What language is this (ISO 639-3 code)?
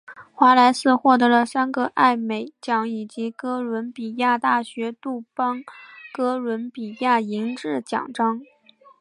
zho